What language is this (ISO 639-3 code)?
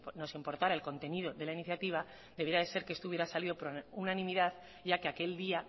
spa